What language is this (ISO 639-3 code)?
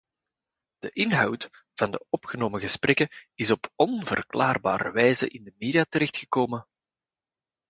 nld